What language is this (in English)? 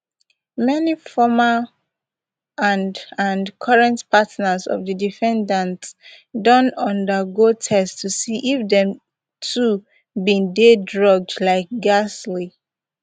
Nigerian Pidgin